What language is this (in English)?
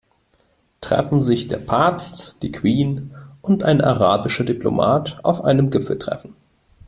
German